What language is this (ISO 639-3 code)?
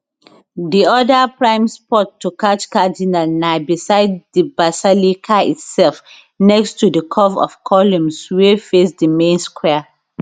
pcm